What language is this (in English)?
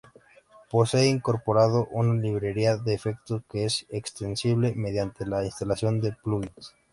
Spanish